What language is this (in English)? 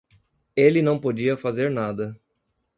Portuguese